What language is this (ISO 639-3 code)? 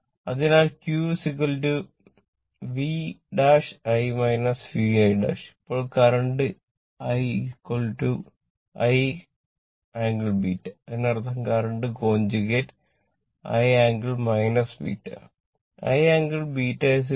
mal